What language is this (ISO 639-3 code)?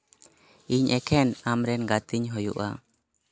sat